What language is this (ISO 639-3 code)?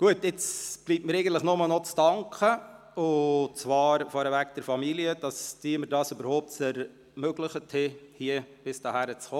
gsw